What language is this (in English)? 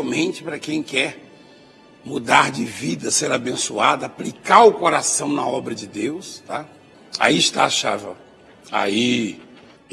Portuguese